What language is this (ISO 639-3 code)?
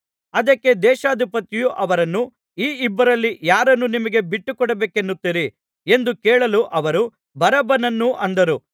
kan